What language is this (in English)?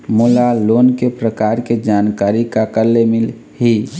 Chhattisgarhi